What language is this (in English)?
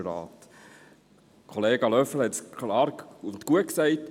Swiss German